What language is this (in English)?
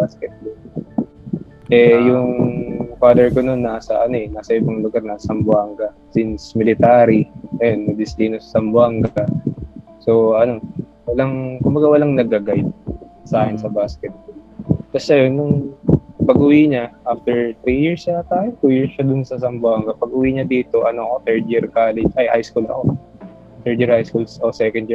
Filipino